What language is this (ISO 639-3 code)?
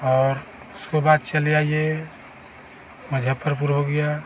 hin